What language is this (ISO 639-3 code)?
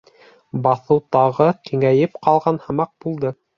bak